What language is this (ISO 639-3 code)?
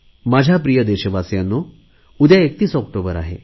mar